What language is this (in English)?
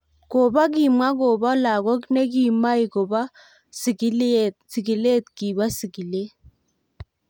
Kalenjin